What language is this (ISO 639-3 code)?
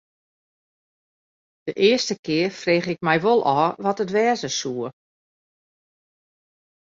fry